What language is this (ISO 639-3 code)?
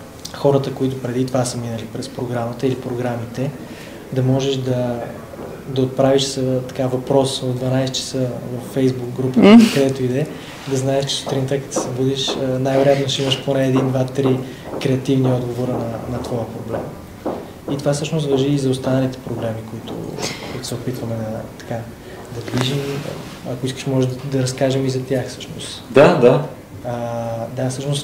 bul